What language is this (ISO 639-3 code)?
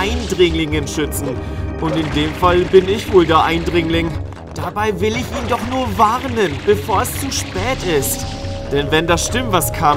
deu